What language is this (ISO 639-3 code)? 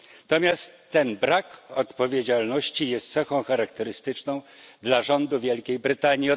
pol